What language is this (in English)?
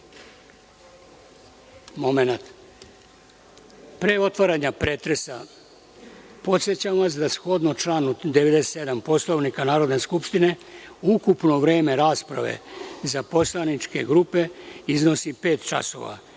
Serbian